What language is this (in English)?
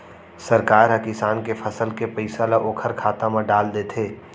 Chhattisgarhi